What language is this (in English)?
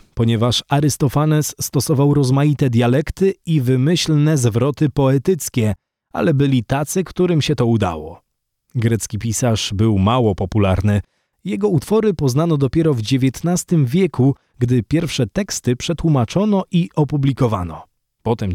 Polish